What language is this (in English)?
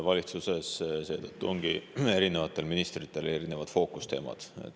Estonian